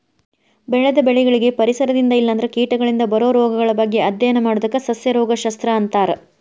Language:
Kannada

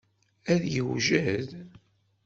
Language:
Kabyle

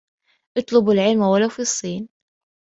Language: Arabic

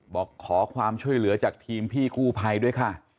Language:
Thai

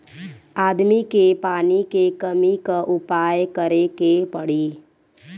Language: Bhojpuri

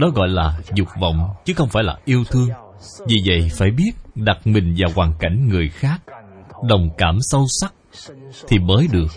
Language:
Vietnamese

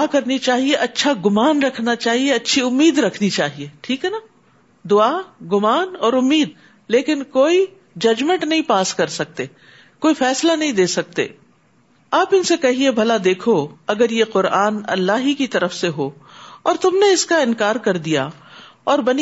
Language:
Urdu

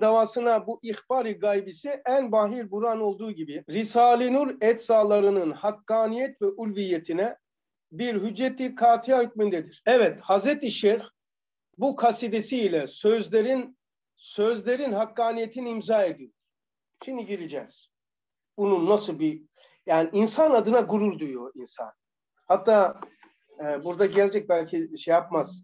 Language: Turkish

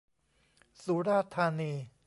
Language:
Thai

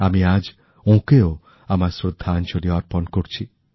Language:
Bangla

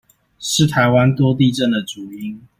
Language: Chinese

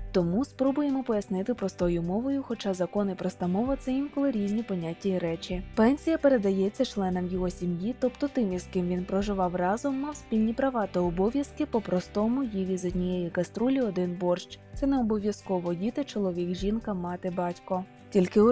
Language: Ukrainian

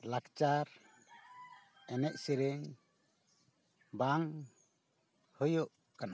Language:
Santali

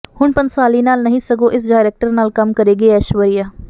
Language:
Punjabi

